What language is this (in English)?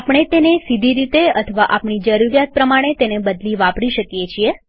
Gujarati